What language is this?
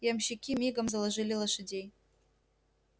Russian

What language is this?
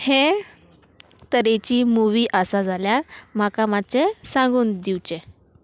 Konkani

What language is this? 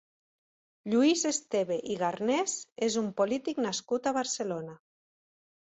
Catalan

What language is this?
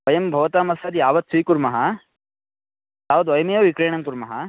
Sanskrit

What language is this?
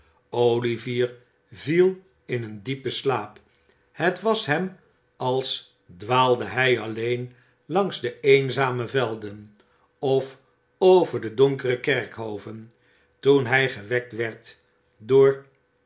Dutch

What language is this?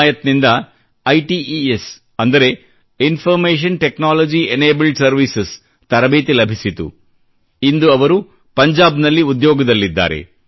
Kannada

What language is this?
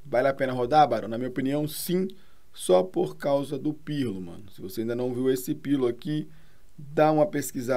Portuguese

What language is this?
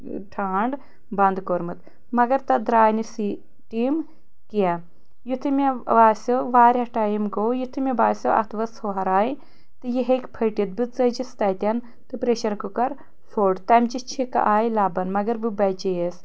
Kashmiri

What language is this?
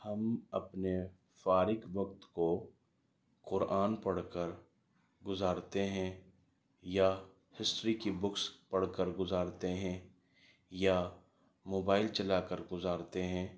Urdu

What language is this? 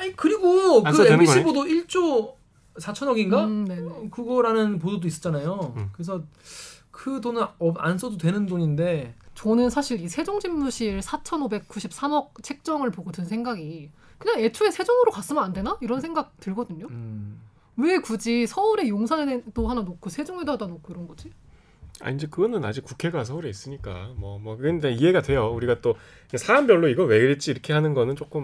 Korean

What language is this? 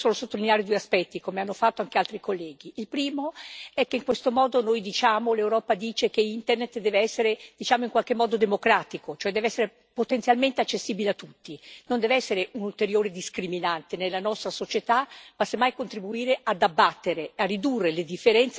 Italian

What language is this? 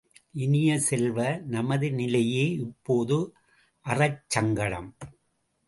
Tamil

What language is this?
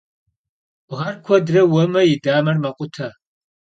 Kabardian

